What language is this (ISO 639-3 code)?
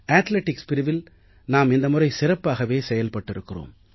tam